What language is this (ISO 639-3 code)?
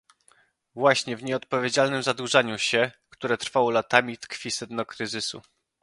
pol